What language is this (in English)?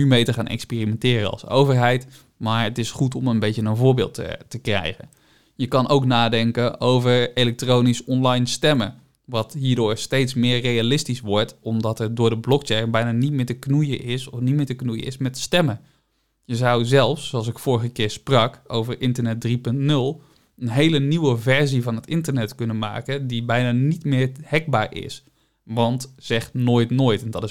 Dutch